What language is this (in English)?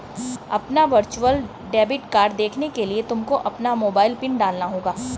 Hindi